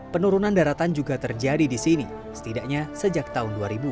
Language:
Indonesian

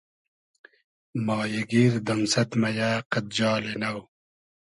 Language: Hazaragi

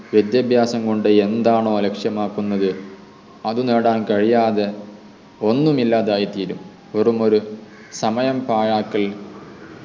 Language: Malayalam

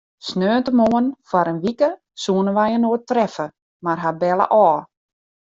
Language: Western Frisian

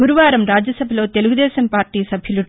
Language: Telugu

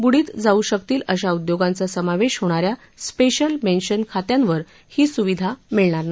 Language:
Marathi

